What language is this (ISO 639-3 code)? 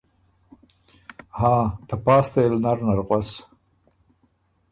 oru